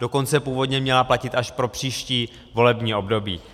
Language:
Czech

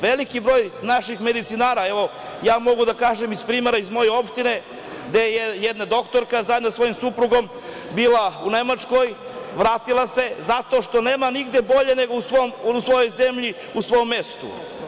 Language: Serbian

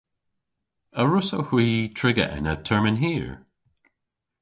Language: Cornish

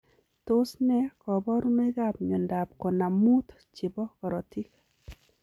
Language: Kalenjin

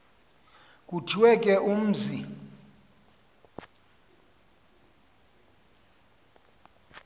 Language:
Xhosa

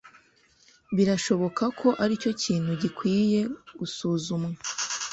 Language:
Kinyarwanda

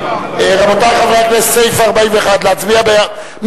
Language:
Hebrew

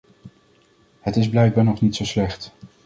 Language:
Dutch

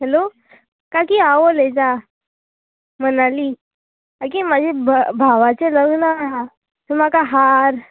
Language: Konkani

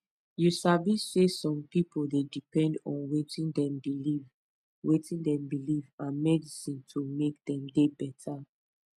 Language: Nigerian Pidgin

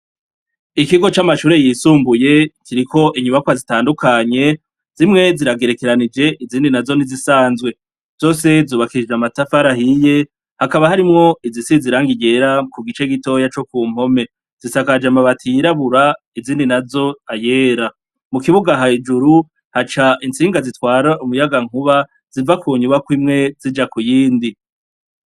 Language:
Rundi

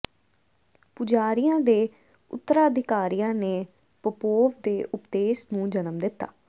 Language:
Punjabi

